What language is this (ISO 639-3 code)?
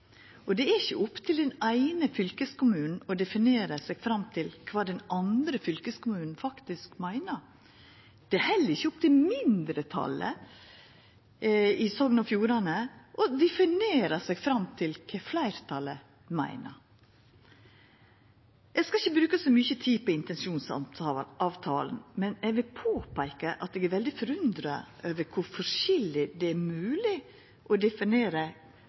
nno